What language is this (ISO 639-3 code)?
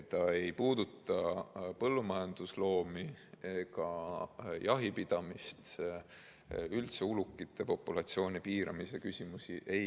est